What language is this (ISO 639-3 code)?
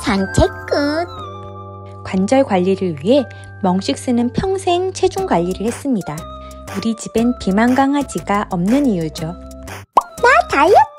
kor